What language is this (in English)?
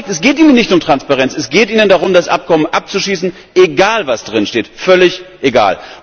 German